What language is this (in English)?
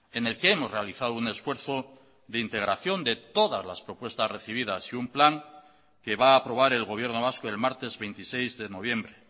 Spanish